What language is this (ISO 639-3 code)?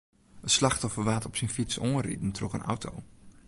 fry